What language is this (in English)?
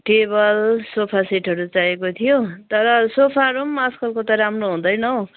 Nepali